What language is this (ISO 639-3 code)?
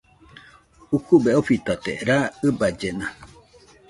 hux